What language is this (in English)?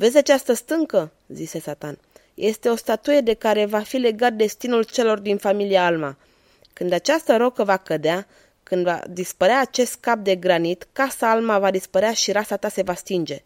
Romanian